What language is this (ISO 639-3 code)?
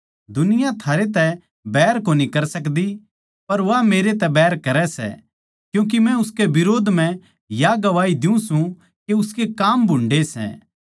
bgc